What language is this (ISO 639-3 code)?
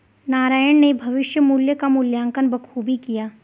hin